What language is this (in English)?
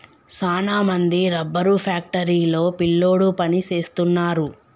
Telugu